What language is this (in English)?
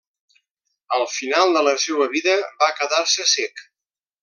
Catalan